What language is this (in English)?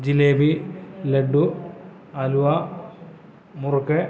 Malayalam